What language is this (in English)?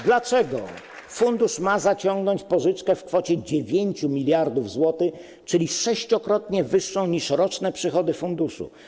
Polish